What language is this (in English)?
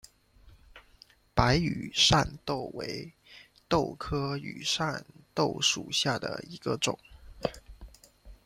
Chinese